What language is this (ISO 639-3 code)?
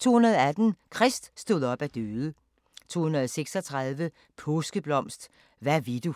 dan